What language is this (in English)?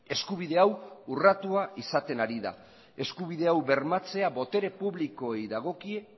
Basque